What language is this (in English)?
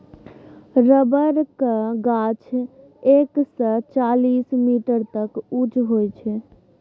Maithili